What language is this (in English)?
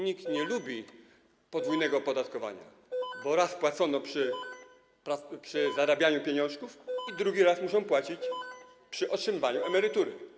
Polish